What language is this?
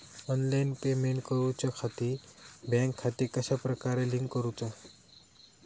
Marathi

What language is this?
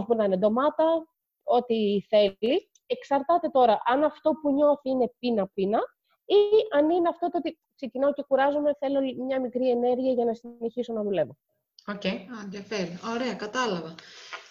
Greek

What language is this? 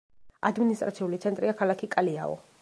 Georgian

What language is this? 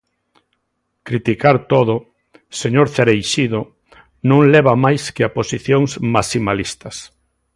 Galician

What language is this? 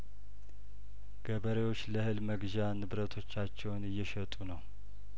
Amharic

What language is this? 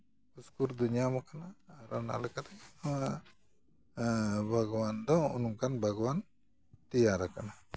Santali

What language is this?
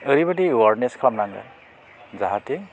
Bodo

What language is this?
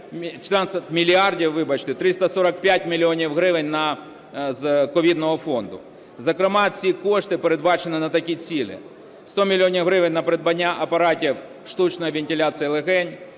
Ukrainian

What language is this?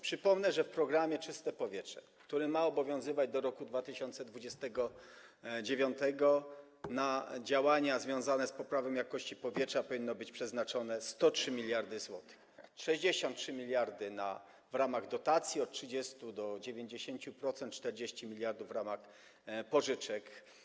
Polish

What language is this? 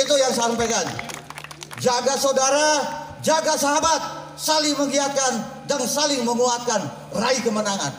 Indonesian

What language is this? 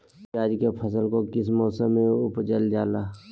Magahi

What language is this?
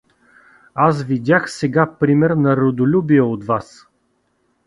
Bulgarian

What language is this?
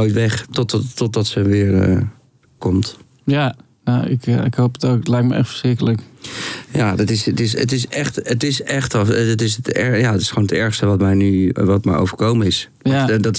Dutch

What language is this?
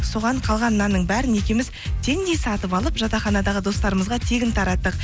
Kazakh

